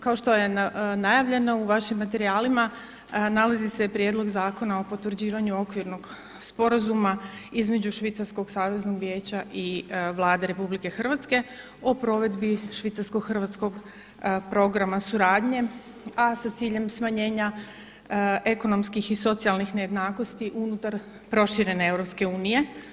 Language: Croatian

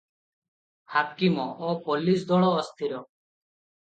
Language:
Odia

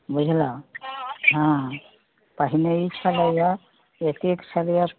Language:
Maithili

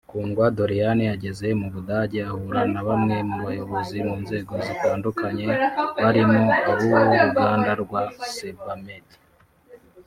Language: Kinyarwanda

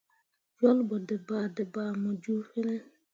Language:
Mundang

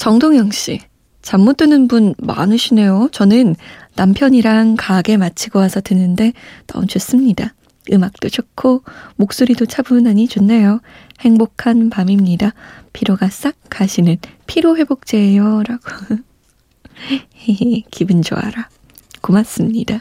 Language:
Korean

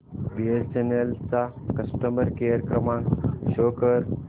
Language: Marathi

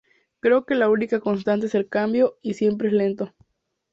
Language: Spanish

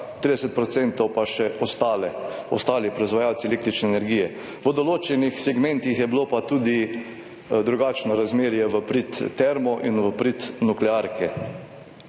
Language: Slovenian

